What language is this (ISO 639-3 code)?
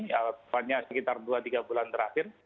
ind